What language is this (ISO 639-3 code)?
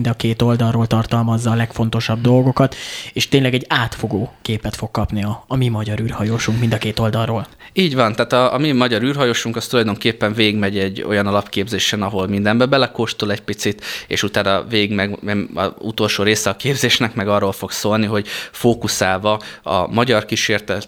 hun